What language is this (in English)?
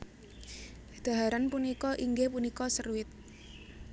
Javanese